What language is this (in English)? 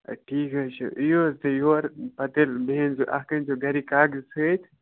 Kashmiri